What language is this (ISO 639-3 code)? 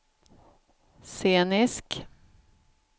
swe